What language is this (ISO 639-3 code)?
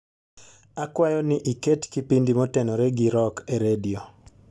luo